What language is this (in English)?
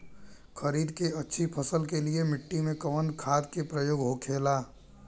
Bhojpuri